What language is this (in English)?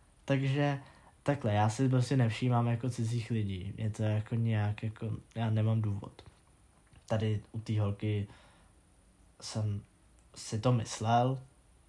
Czech